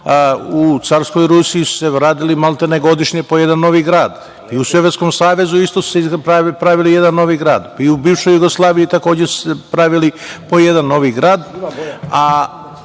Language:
Serbian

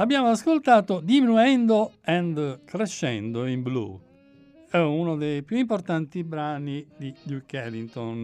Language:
Italian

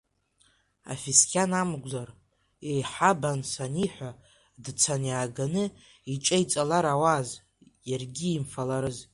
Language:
Abkhazian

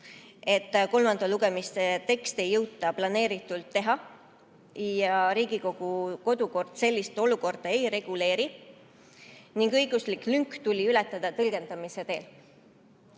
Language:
Estonian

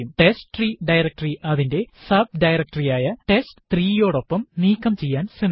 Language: Malayalam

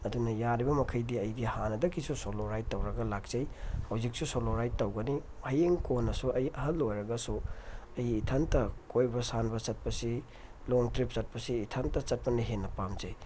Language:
Manipuri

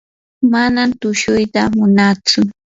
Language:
Yanahuanca Pasco Quechua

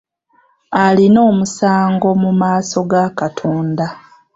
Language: Ganda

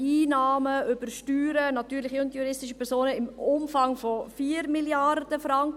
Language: Swiss German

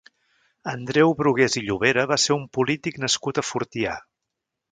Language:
Catalan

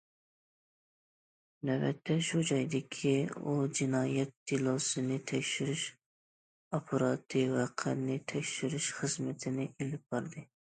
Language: Uyghur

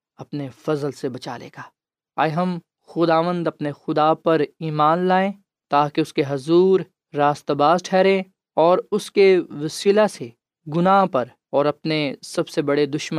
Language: Urdu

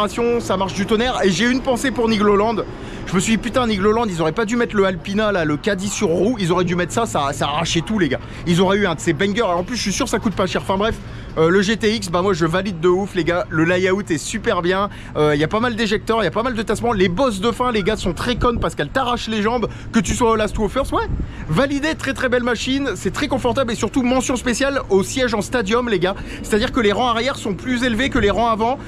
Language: French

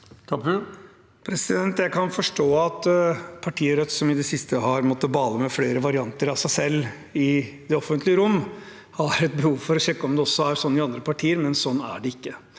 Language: Norwegian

